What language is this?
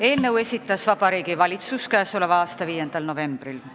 Estonian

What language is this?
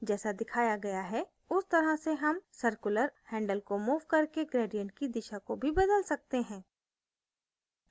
Hindi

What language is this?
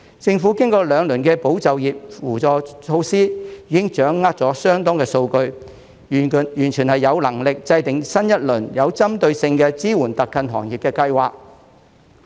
Cantonese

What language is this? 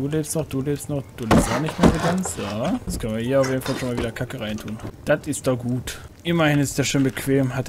German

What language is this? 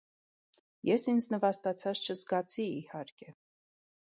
Armenian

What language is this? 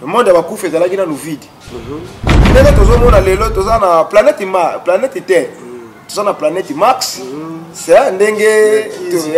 French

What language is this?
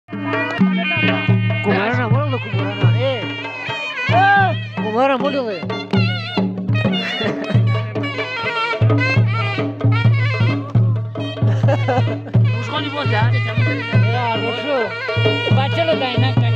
Hindi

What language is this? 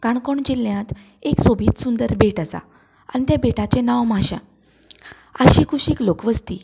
Konkani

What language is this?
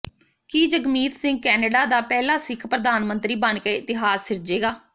Punjabi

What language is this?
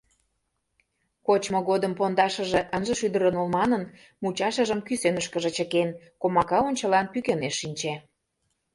Mari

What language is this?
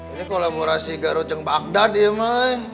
Indonesian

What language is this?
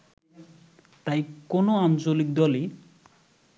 Bangla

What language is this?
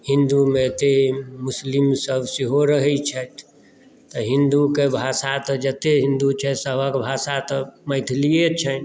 Maithili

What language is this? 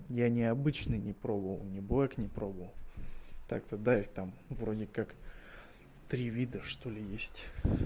Russian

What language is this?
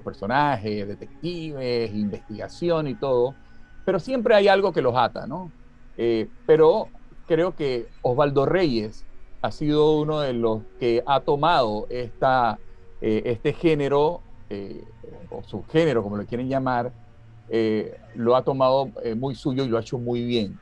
Spanish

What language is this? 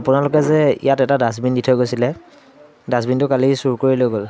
Assamese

